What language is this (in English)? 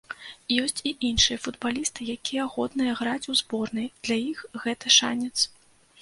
Belarusian